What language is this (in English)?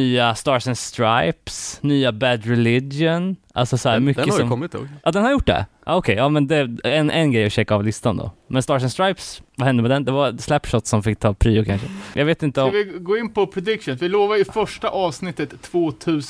Swedish